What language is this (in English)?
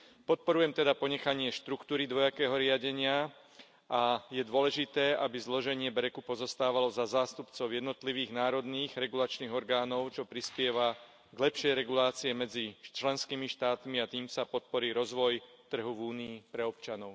Slovak